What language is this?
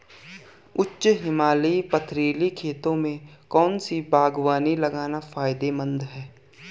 Hindi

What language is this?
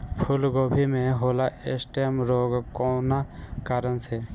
Bhojpuri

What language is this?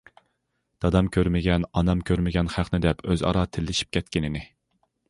Uyghur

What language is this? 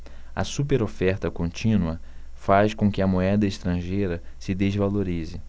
Portuguese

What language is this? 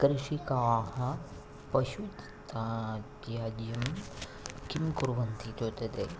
Sanskrit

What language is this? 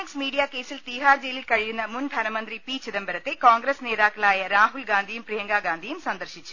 Malayalam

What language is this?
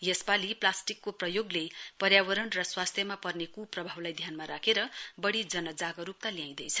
Nepali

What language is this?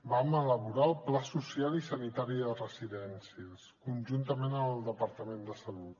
Catalan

